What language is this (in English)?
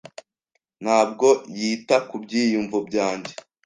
Kinyarwanda